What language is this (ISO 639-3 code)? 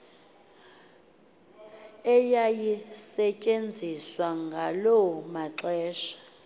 xho